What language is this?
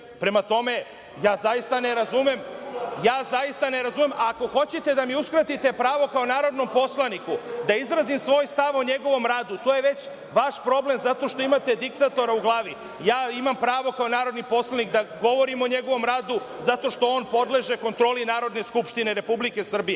Serbian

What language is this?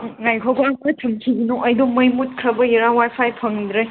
Manipuri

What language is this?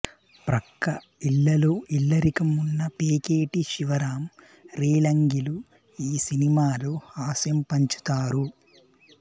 Telugu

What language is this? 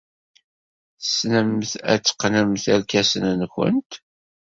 Kabyle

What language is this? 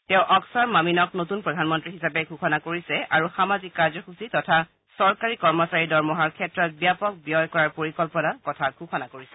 Assamese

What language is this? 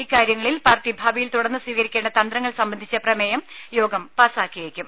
Malayalam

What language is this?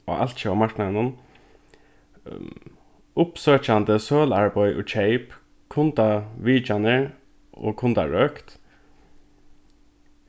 Faroese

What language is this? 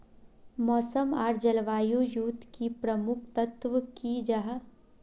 Magahi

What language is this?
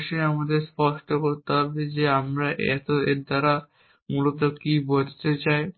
Bangla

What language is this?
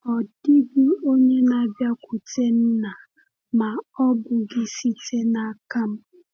Igbo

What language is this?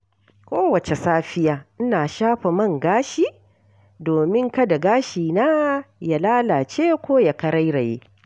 Hausa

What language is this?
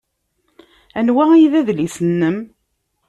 Kabyle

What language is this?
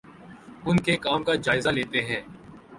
Urdu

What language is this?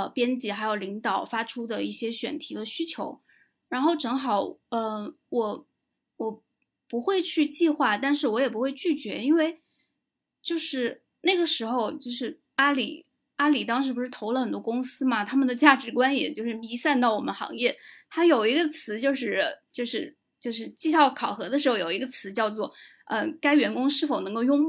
Chinese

